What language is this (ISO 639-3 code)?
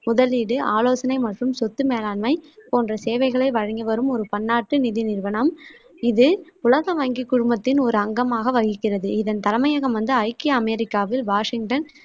tam